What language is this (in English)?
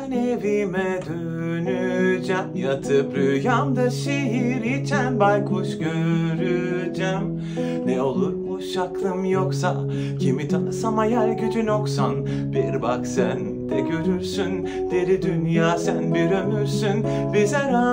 Turkish